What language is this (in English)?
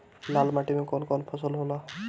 Bhojpuri